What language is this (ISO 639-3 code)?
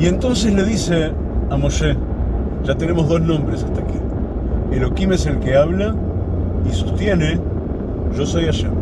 spa